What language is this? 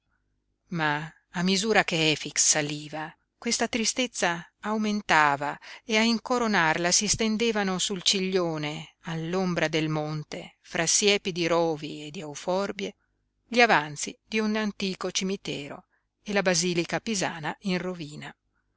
Italian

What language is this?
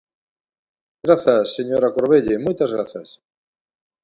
Galician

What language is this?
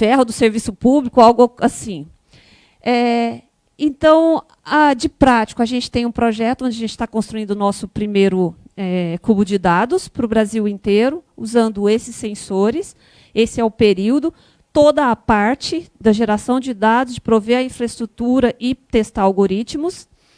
Portuguese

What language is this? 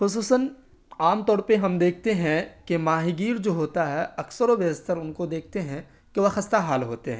Urdu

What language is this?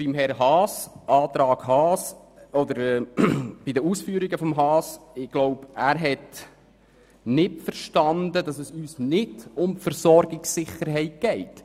Swiss German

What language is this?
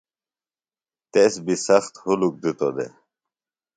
Phalura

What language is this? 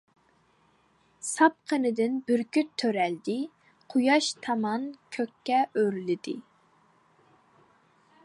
Uyghur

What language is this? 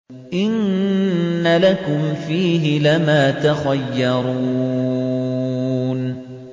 Arabic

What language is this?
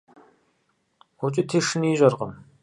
Kabardian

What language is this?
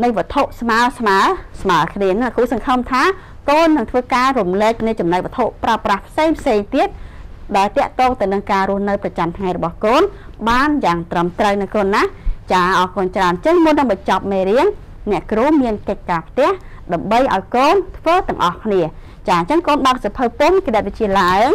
Thai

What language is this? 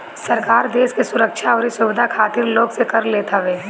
Bhojpuri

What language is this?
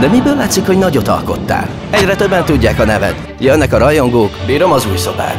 Hungarian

